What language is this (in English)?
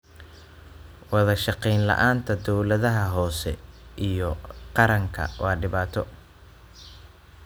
Somali